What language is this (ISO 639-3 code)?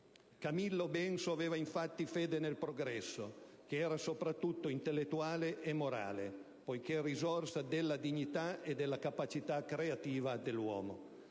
ita